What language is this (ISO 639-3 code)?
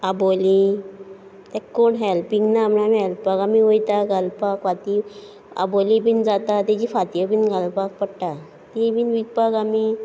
kok